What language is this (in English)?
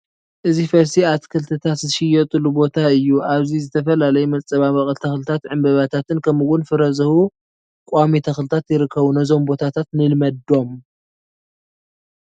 Tigrinya